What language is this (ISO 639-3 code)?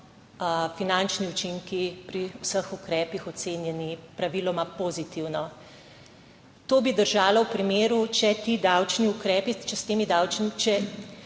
slv